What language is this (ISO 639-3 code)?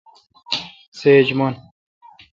xka